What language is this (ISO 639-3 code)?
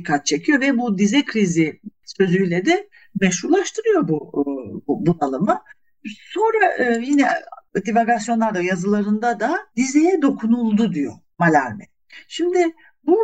tur